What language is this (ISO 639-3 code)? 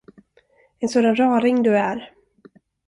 swe